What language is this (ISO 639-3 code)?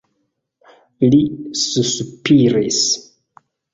epo